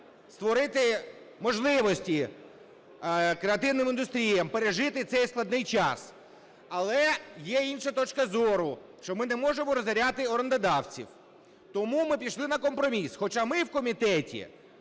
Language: Ukrainian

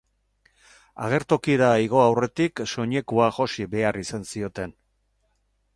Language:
Basque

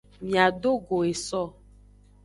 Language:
Aja (Benin)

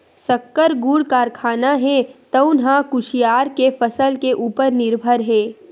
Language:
Chhattisgarhi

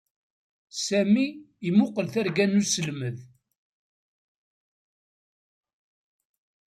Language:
Kabyle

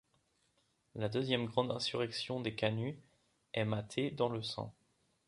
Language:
French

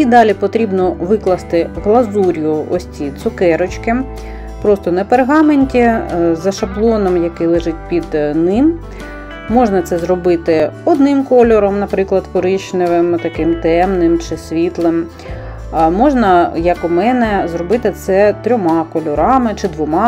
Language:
Ukrainian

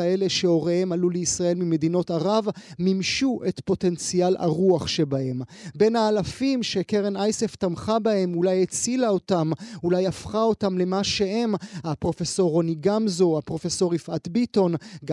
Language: Hebrew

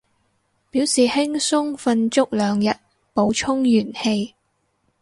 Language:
Cantonese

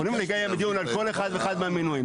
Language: Hebrew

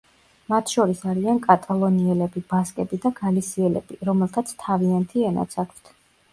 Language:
Georgian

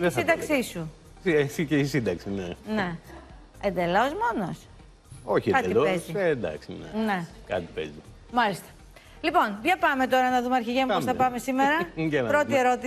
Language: Greek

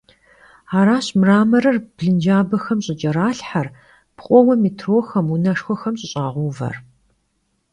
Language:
Kabardian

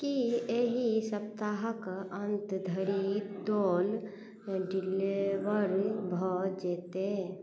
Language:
Maithili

